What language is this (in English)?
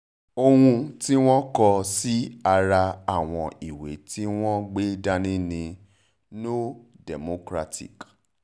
Yoruba